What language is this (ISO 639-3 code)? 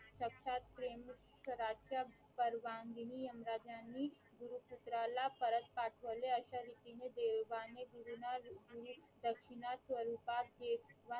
mar